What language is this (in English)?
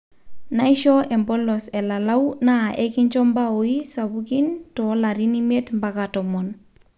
Masai